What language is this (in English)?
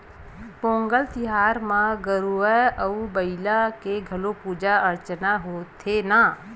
Chhattisgarhi